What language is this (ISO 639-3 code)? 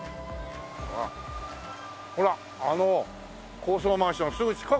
jpn